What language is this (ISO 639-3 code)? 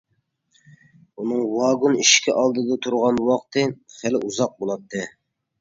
uig